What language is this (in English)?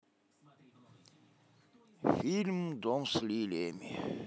Russian